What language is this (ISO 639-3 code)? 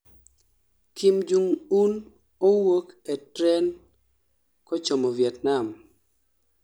luo